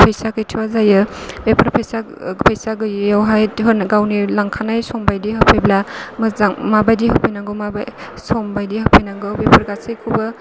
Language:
Bodo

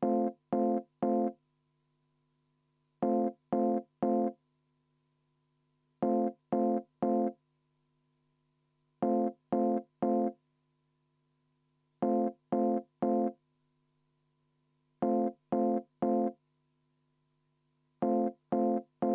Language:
Estonian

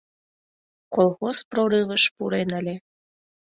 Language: Mari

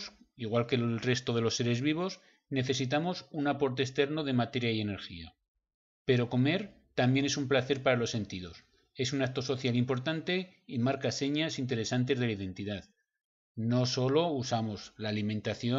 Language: Spanish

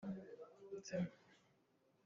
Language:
Hakha Chin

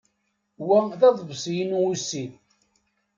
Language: Kabyle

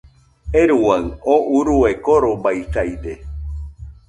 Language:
Nüpode Huitoto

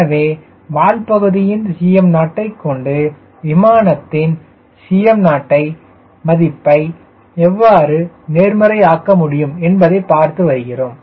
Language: Tamil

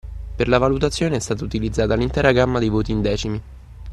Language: Italian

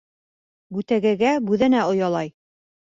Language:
Bashkir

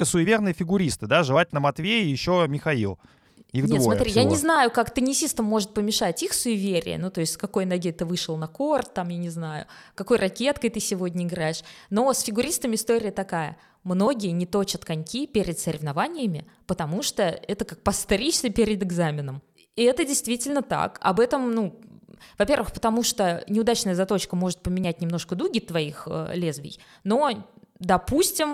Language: Russian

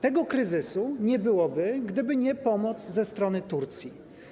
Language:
Polish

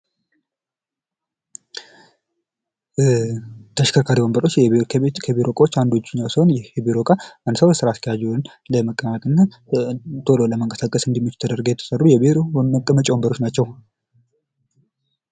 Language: Amharic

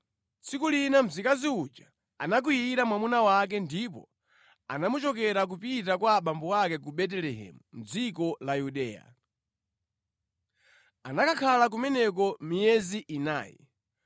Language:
Nyanja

